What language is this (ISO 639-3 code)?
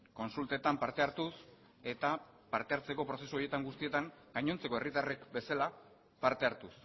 eus